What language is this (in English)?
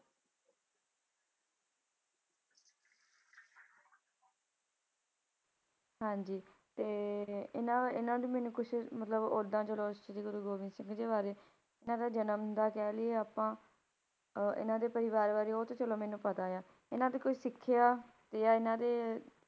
Punjabi